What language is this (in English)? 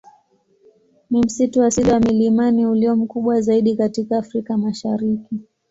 Swahili